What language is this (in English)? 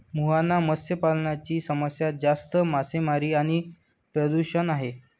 Marathi